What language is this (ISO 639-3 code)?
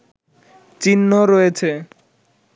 ben